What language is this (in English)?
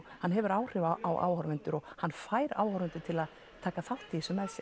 Icelandic